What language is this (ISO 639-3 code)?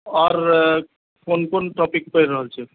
mai